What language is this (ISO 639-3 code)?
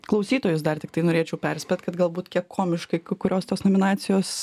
lit